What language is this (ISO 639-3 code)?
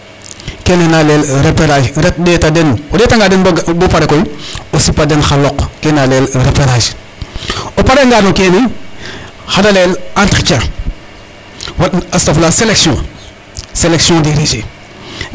srr